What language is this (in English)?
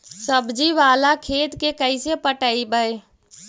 Magahi